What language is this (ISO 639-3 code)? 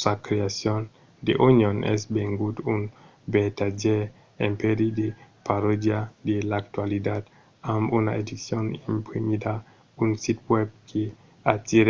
oci